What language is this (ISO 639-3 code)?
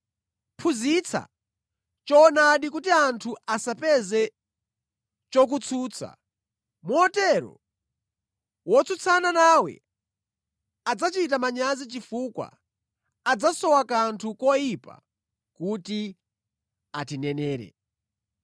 nya